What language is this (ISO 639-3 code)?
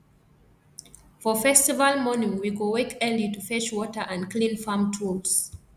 pcm